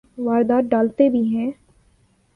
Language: Urdu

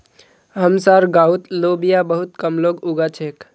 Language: Magahi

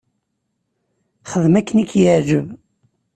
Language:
Kabyle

